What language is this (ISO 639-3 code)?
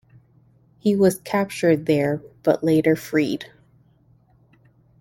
eng